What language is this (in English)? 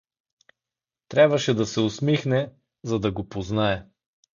Bulgarian